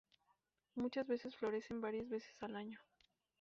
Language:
Spanish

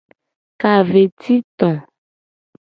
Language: Gen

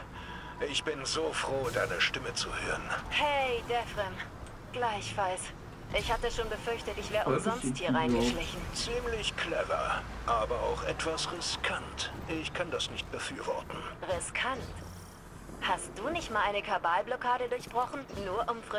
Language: German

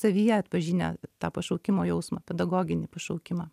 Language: Lithuanian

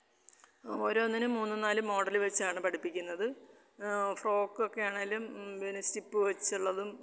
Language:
Malayalam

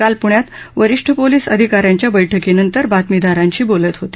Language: Marathi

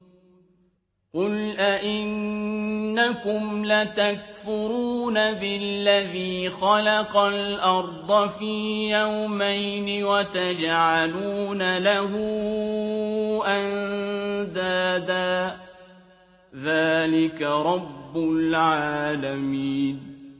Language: Arabic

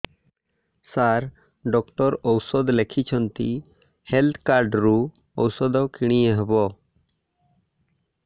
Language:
Odia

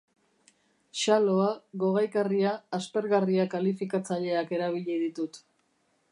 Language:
Basque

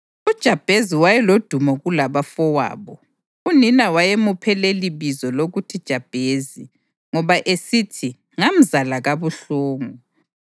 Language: North Ndebele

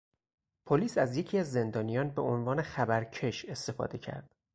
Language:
Persian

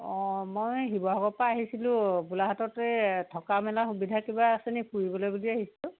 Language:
Assamese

